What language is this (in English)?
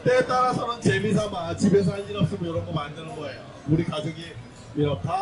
Korean